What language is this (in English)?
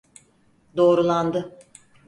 Turkish